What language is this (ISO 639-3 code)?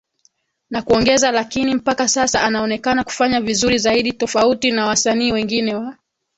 swa